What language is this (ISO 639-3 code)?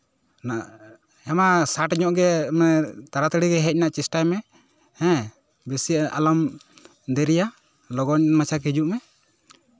sat